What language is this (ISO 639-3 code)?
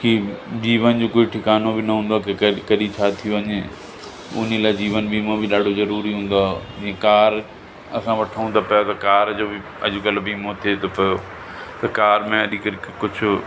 snd